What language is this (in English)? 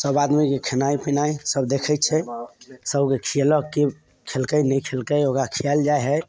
Maithili